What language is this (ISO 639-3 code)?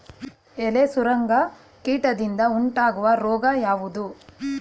kan